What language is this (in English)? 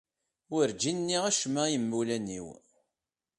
Kabyle